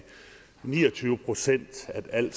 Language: Danish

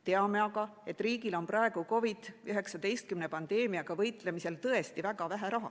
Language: Estonian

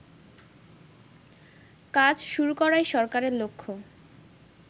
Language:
Bangla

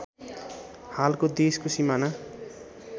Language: Nepali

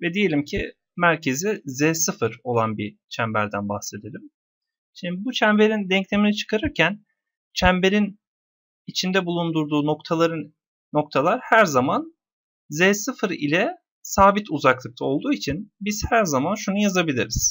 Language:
Turkish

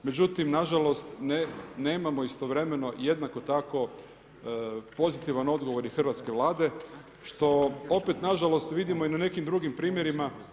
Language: Croatian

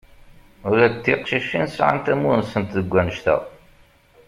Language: Kabyle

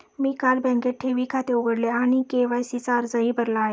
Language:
Marathi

